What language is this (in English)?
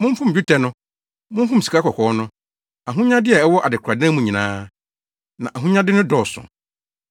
Akan